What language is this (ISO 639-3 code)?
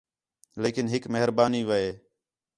xhe